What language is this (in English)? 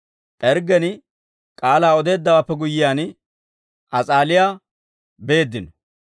Dawro